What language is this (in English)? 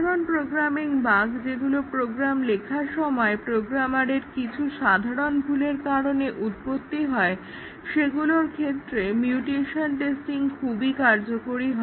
Bangla